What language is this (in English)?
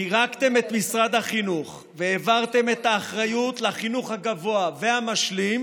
Hebrew